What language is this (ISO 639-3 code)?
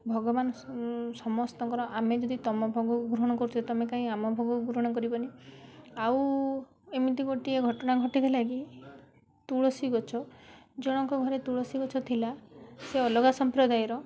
ori